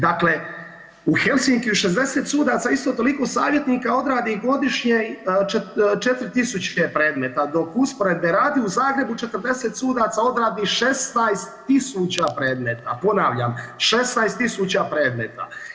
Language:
Croatian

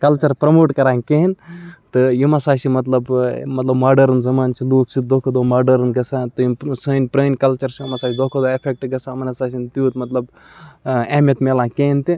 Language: Kashmiri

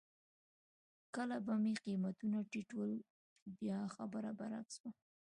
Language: Pashto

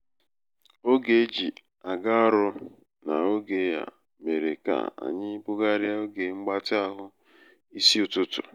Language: Igbo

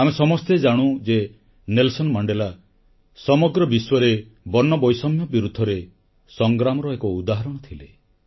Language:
Odia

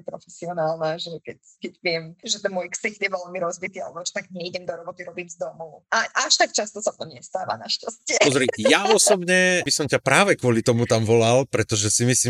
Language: Slovak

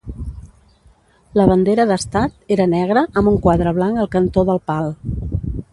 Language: Catalan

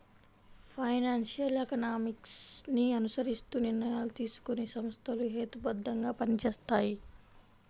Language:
Telugu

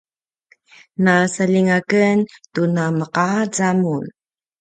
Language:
Paiwan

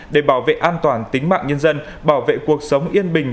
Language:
Vietnamese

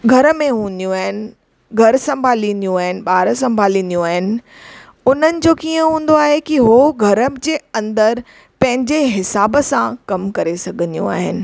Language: Sindhi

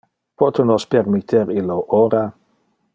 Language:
Interlingua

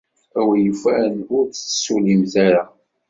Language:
Kabyle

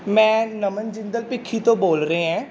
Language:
Punjabi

